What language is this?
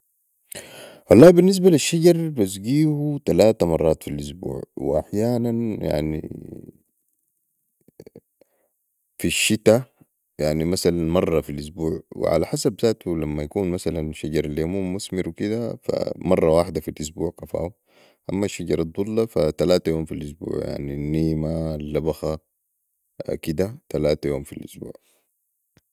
Sudanese Arabic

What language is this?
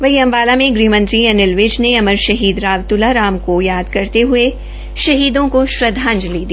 Hindi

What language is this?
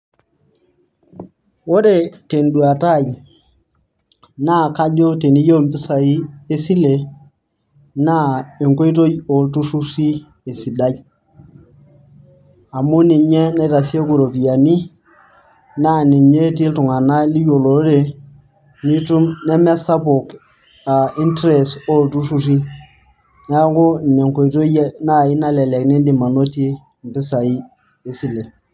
Masai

